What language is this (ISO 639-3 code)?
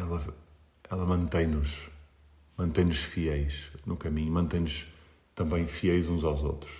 por